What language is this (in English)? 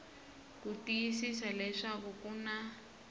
Tsonga